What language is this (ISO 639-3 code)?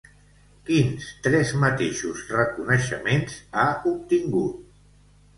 cat